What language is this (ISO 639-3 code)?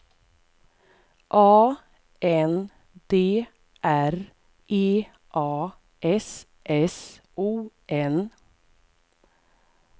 swe